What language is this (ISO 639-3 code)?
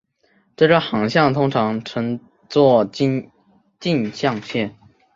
zho